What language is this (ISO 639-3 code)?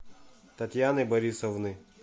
rus